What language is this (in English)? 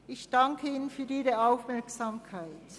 Swiss German